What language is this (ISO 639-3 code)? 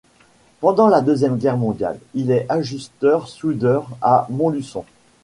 fra